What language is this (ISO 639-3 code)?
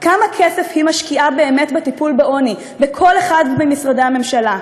heb